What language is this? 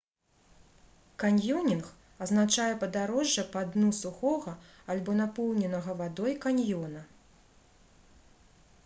Belarusian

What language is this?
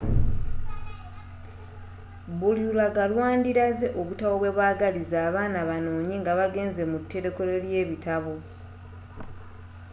Ganda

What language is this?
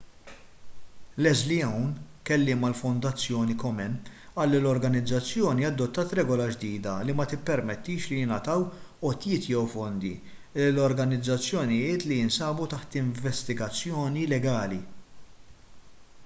Maltese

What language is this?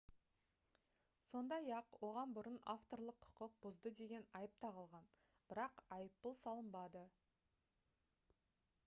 Kazakh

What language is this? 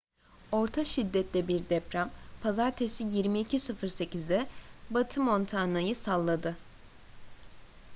Turkish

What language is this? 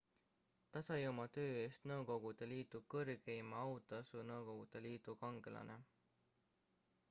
Estonian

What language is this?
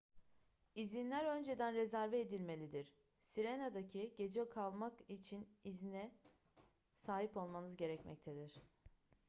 Turkish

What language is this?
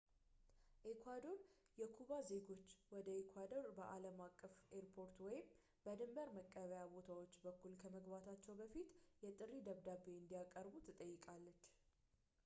Amharic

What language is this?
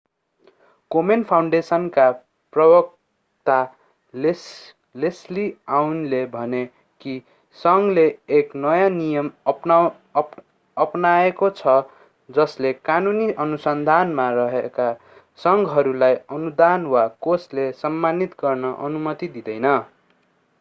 Nepali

